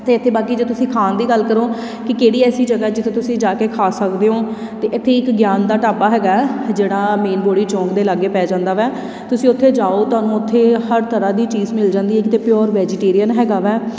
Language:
Punjabi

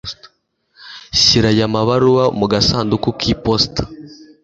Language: Kinyarwanda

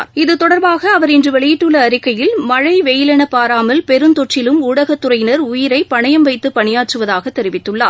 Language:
Tamil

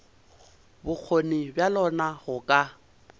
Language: Northern Sotho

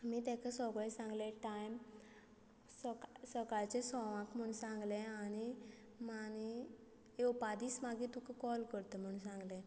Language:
Konkani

